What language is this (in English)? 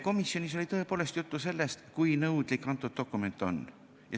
Estonian